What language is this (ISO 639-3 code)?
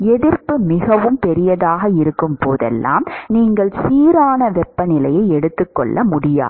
tam